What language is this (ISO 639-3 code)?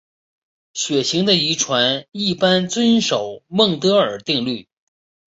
zho